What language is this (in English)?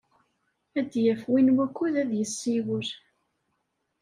Kabyle